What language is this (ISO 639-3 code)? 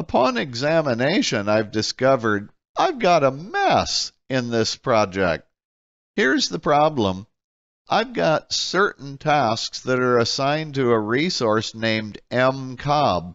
eng